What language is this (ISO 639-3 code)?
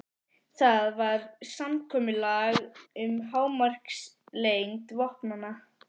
isl